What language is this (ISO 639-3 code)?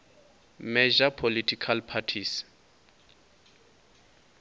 ven